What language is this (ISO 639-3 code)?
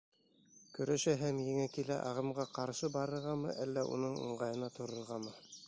bak